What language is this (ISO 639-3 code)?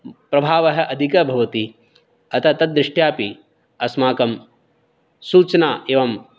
san